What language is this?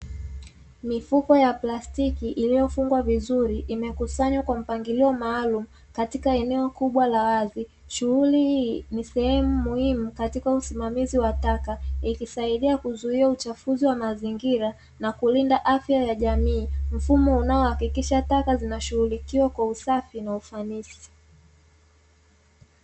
Swahili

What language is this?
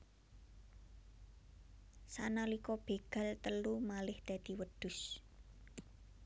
Javanese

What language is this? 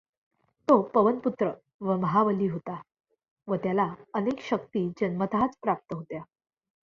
Marathi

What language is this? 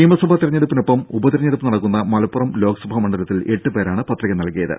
Malayalam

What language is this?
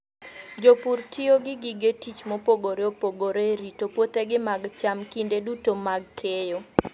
Luo (Kenya and Tanzania)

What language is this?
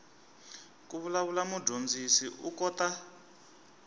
Tsonga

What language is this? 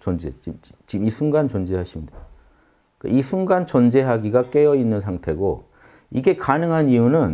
Korean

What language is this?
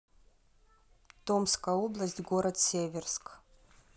Russian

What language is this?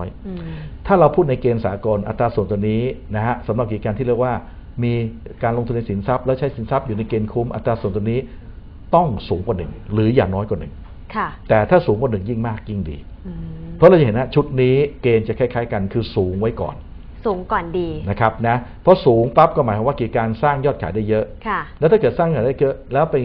Thai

